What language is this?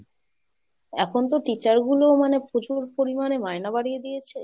Bangla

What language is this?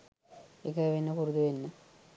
Sinhala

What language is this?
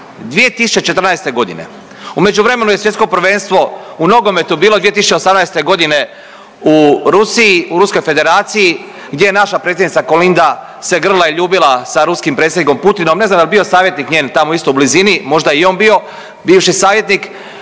Croatian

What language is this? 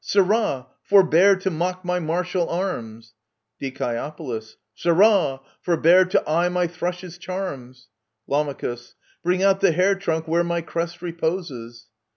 English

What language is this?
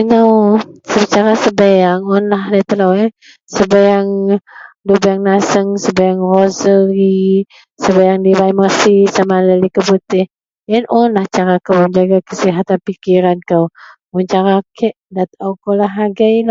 Central Melanau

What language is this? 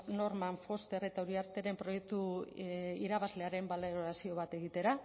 Basque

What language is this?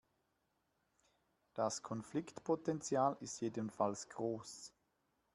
German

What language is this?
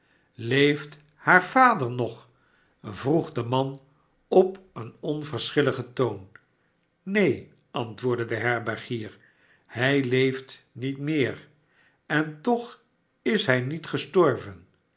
Dutch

